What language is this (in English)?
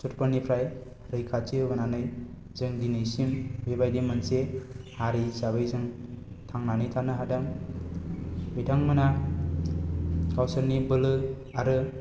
Bodo